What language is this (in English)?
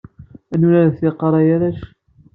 Kabyle